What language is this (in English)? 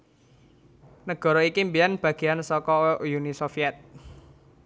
Javanese